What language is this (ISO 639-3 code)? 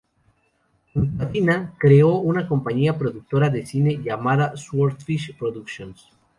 spa